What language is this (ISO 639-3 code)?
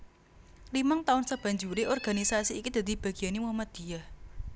jav